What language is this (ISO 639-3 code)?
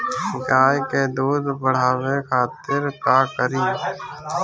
bho